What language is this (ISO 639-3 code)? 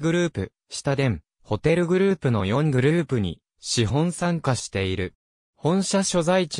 jpn